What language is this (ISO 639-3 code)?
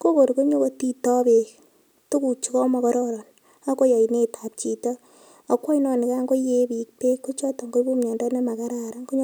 kln